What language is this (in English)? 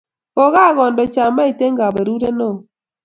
Kalenjin